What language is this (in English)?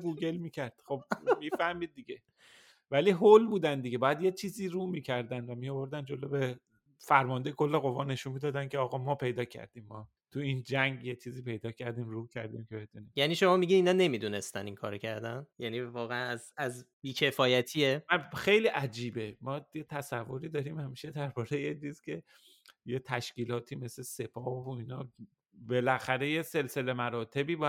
Persian